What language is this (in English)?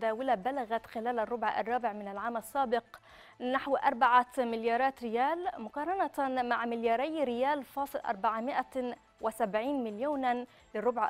Arabic